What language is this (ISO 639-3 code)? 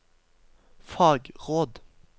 nor